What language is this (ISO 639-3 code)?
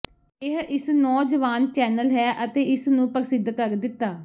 pan